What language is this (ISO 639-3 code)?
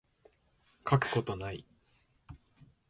jpn